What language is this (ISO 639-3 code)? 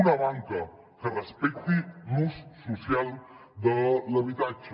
cat